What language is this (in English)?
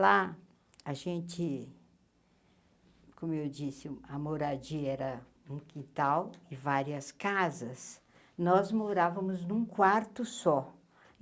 Portuguese